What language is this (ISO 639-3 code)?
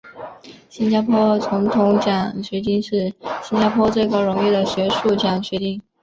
zho